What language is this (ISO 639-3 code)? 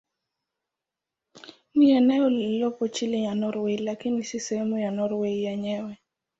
swa